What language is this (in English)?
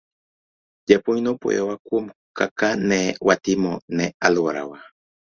Luo (Kenya and Tanzania)